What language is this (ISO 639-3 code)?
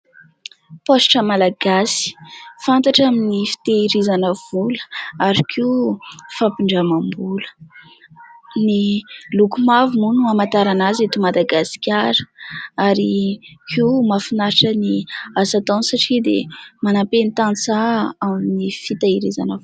mlg